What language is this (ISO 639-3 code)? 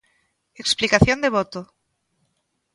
glg